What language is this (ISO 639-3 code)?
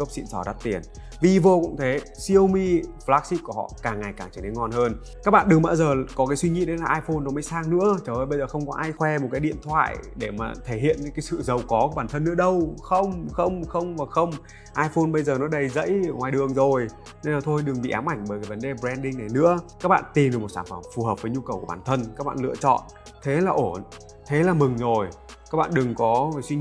vie